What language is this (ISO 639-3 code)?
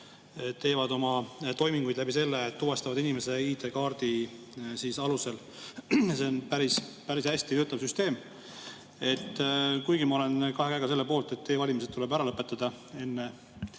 est